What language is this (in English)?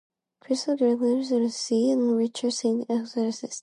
English